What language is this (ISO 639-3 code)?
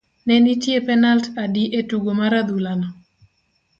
luo